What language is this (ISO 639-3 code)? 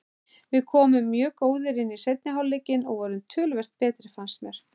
isl